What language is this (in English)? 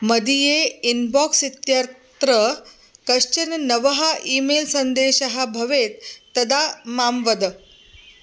Sanskrit